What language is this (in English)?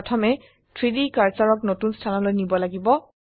Assamese